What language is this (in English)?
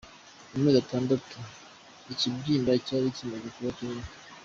Kinyarwanda